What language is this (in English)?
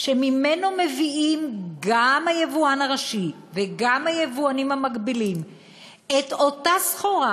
Hebrew